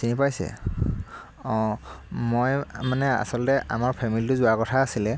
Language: Assamese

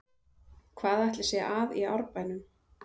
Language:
Icelandic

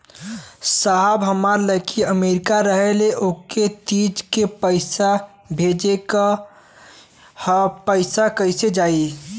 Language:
Bhojpuri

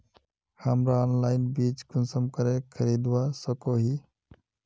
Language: Magahi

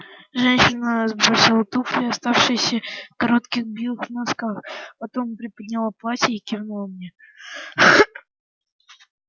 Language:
Russian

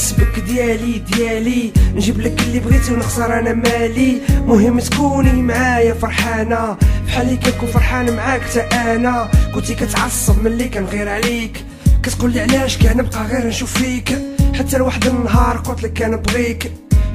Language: Arabic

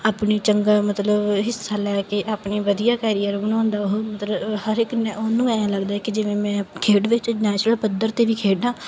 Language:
Punjabi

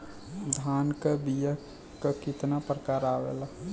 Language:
Bhojpuri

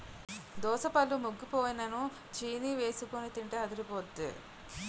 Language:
Telugu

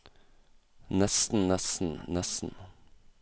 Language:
Norwegian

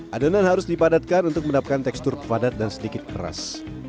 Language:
Indonesian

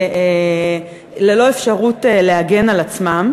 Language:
Hebrew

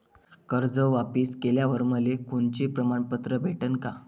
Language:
Marathi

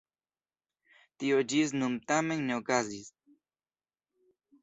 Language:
Esperanto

